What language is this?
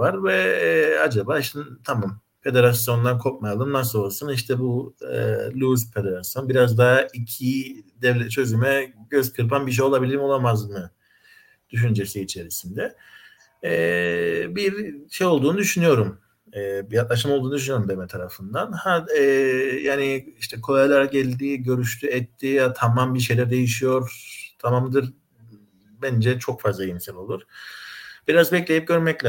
Turkish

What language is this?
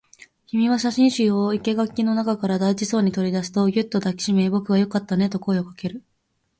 Japanese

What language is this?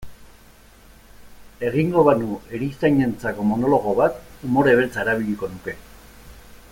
Basque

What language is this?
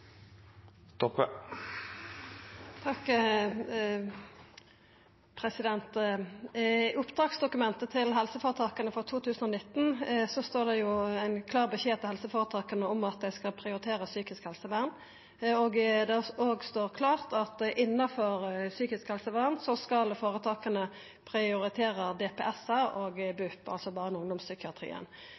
Norwegian Nynorsk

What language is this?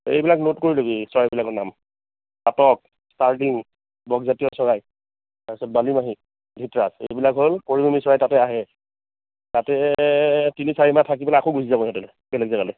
Assamese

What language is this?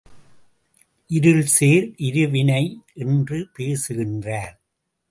Tamil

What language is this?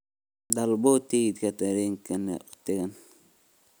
Somali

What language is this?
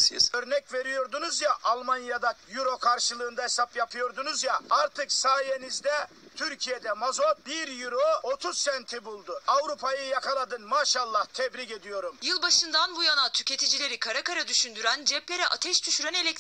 Turkish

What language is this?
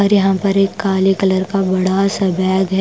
Hindi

